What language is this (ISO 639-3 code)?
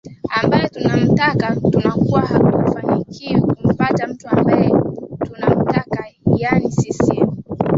swa